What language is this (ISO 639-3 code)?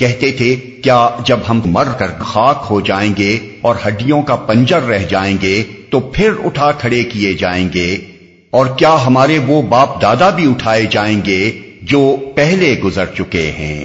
urd